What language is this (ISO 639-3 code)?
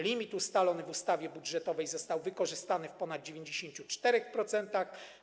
pol